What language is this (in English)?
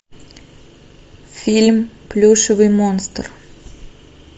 Russian